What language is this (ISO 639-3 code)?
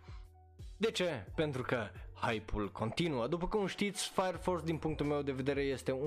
ron